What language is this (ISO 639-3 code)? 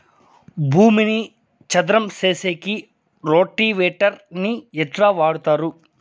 tel